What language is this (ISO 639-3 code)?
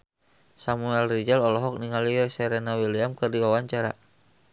sun